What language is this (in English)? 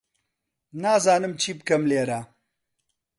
Central Kurdish